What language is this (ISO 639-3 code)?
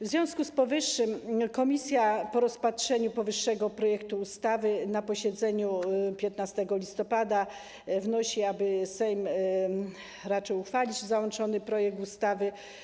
pol